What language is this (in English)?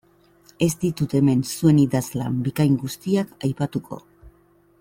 Basque